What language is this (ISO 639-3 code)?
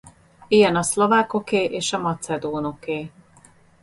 hun